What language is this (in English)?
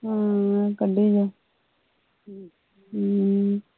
Punjabi